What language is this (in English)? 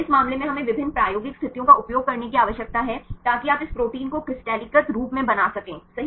Hindi